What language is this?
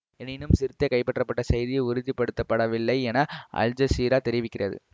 Tamil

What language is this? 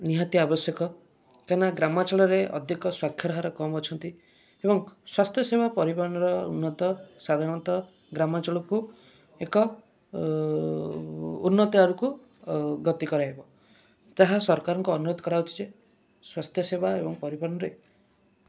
Odia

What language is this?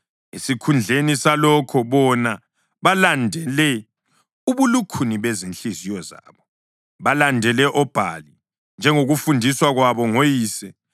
North Ndebele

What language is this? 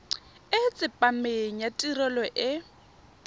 Tswana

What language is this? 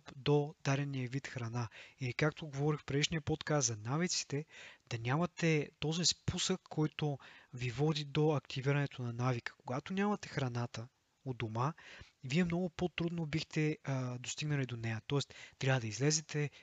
Bulgarian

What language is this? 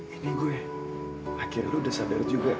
Indonesian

